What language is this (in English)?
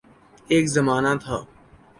Urdu